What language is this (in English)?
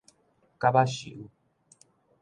Min Nan Chinese